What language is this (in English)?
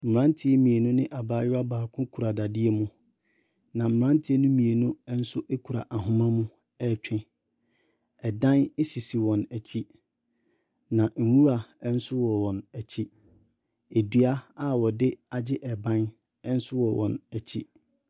Akan